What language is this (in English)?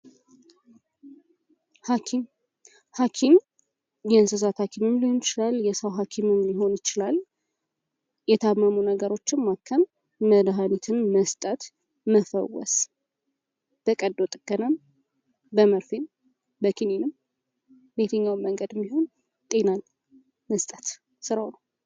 Amharic